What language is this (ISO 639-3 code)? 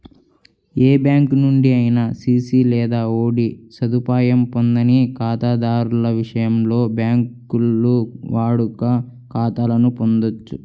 tel